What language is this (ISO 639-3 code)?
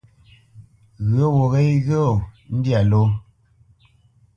bce